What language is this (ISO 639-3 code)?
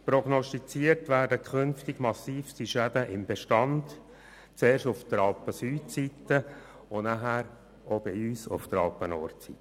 gsw